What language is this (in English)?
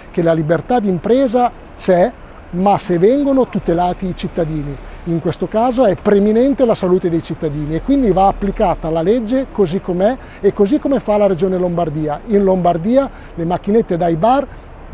Italian